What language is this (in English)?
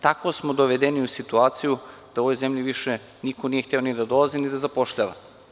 Serbian